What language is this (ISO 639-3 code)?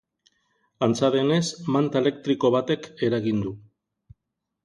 eus